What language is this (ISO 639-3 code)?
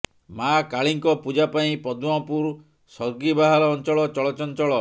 ori